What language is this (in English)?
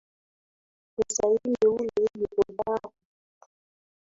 Swahili